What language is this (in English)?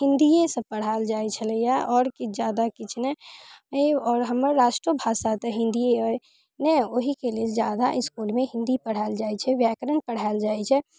Maithili